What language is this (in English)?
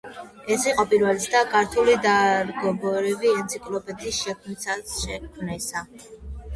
Georgian